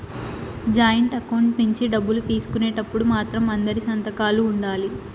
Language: Telugu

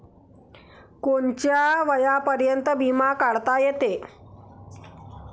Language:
Marathi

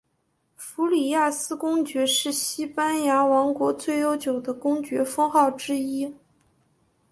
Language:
Chinese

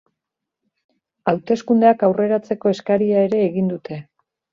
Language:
Basque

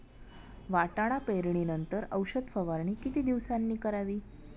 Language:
Marathi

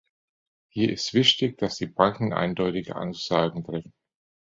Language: German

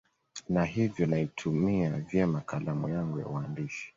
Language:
Swahili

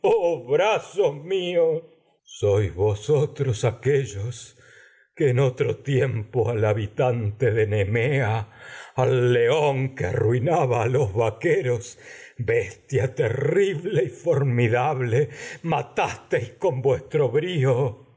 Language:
Spanish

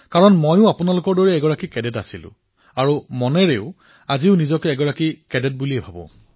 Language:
Assamese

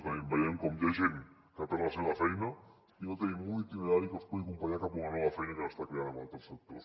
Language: Catalan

